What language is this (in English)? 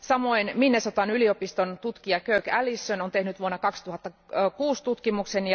Finnish